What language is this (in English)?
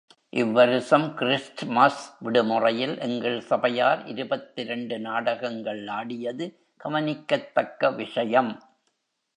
Tamil